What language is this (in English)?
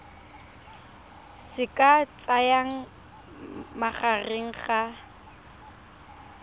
Tswana